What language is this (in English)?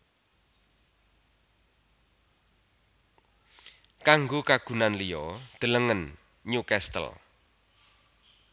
Javanese